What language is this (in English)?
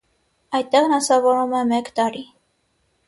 Armenian